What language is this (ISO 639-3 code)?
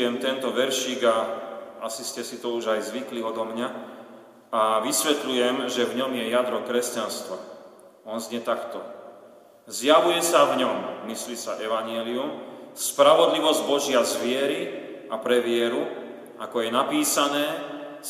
slk